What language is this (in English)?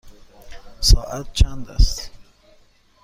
Persian